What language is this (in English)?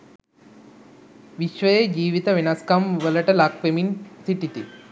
Sinhala